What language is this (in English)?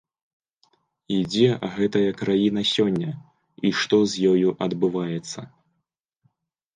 Belarusian